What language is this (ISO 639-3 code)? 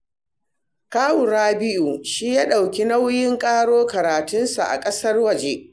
hau